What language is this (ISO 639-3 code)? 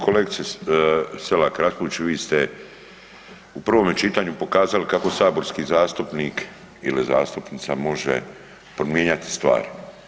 hrv